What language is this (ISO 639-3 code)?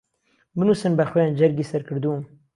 ckb